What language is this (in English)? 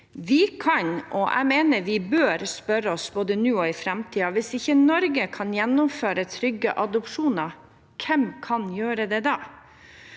Norwegian